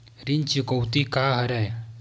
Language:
Chhattisgarhi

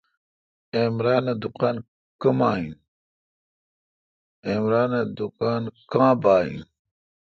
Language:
Kalkoti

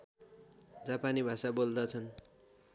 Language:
Nepali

